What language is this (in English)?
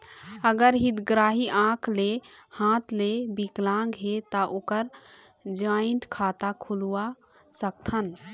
Chhattisgarhi